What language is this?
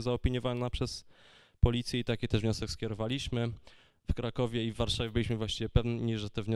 Polish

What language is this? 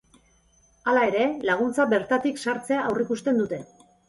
Basque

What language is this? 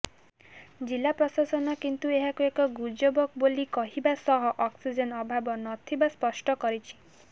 Odia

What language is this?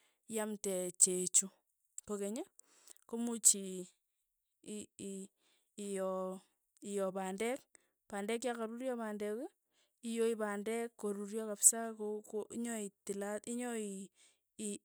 Tugen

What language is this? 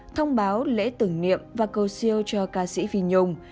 Vietnamese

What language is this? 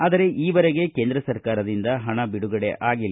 Kannada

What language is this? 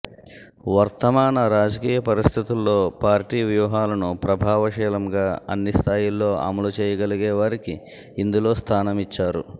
Telugu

